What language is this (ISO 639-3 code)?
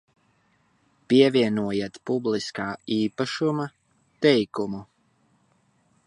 lav